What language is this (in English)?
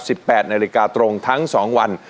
Thai